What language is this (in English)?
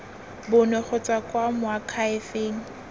Tswana